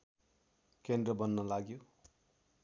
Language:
Nepali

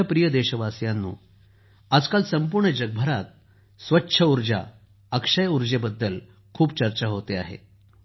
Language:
Marathi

